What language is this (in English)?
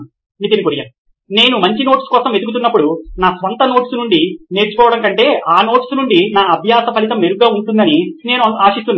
Telugu